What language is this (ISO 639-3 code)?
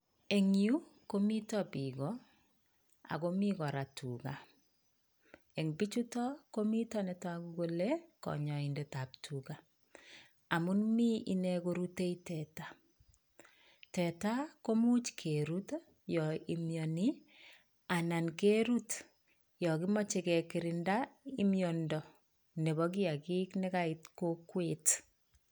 kln